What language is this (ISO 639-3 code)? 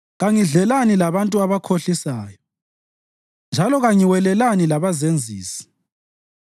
nde